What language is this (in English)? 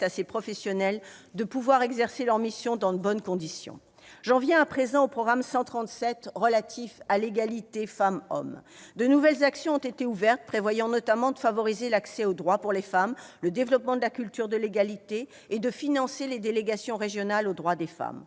French